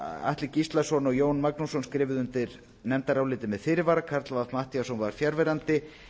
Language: Icelandic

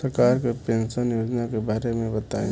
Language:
Bhojpuri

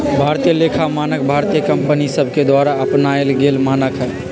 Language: Magahi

